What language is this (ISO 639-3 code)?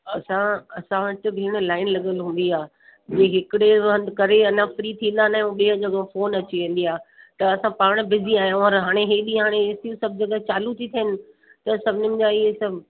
snd